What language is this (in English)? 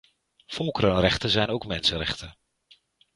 Dutch